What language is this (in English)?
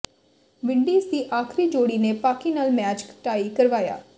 Punjabi